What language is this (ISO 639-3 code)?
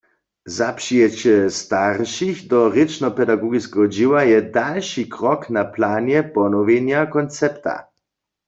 hsb